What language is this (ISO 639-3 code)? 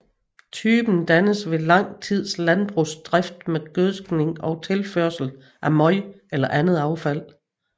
dan